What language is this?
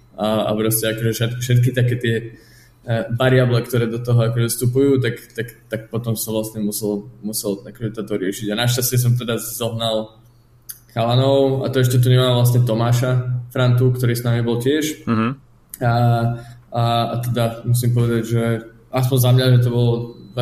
Slovak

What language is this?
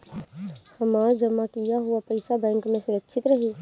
Bhojpuri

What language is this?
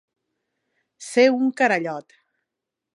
Catalan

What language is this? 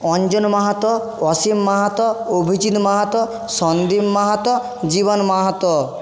Bangla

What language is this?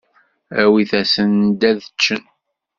Kabyle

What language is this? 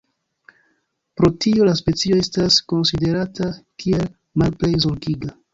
Esperanto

